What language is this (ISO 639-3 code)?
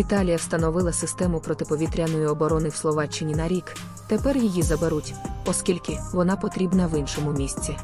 ukr